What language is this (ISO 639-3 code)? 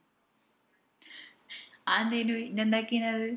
mal